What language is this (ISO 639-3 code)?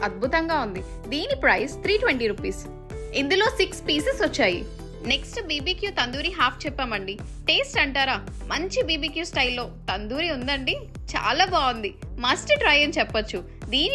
hin